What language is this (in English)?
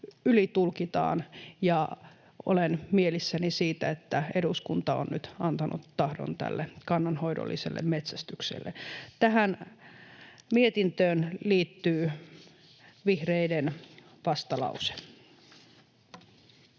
Finnish